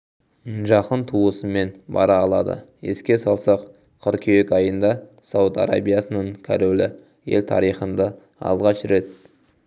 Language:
Kazakh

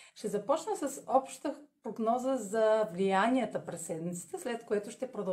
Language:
Bulgarian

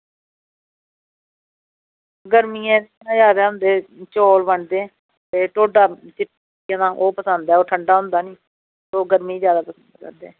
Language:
Dogri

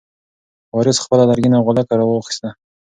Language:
Pashto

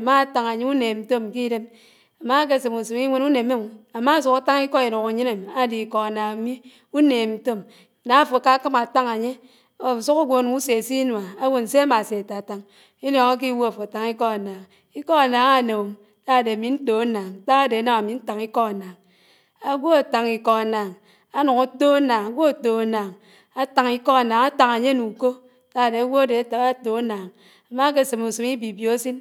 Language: Anaang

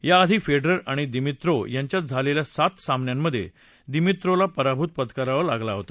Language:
Marathi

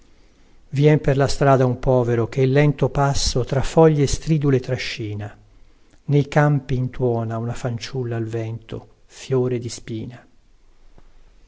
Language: Italian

